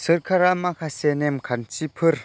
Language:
Bodo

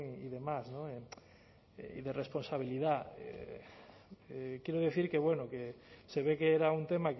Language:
Spanish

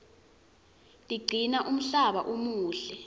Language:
Swati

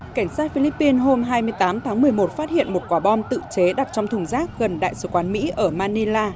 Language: Vietnamese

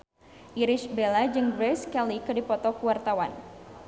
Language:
Sundanese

